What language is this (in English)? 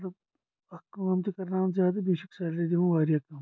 Kashmiri